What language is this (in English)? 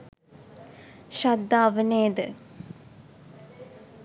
Sinhala